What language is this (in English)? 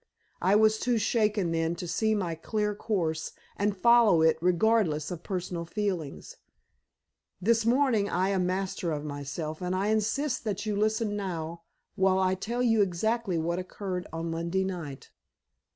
English